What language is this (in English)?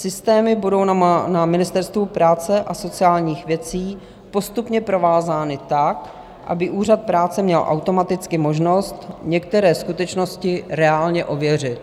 Czech